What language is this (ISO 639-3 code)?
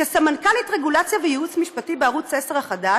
heb